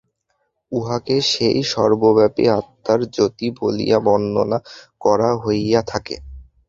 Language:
Bangla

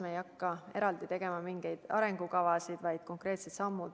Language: Estonian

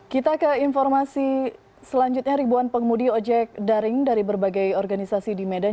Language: Indonesian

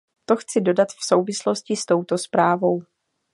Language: Czech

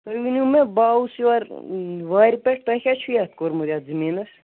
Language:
Kashmiri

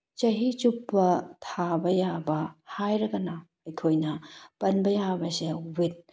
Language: Manipuri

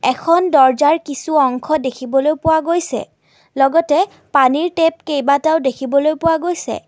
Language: Assamese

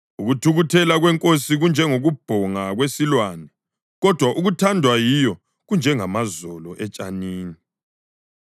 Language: North Ndebele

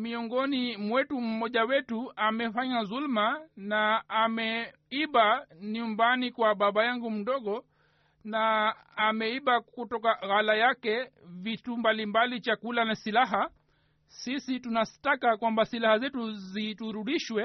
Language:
Swahili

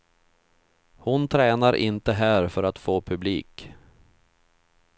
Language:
Swedish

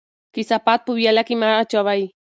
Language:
Pashto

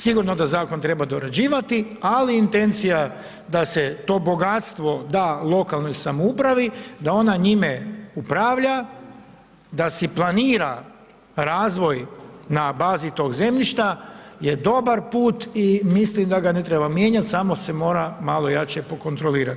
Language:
Croatian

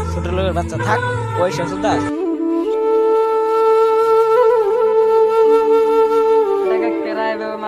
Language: Turkish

